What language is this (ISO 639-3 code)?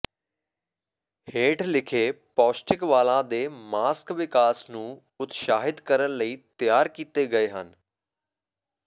pan